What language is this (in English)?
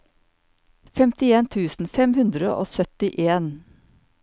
Norwegian